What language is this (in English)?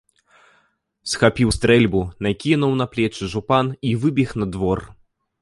Belarusian